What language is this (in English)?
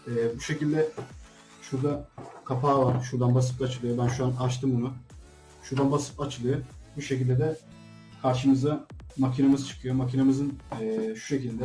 Turkish